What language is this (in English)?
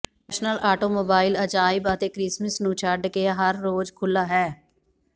Punjabi